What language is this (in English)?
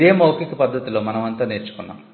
Telugu